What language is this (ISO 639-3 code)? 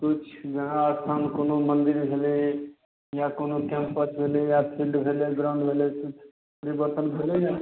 mai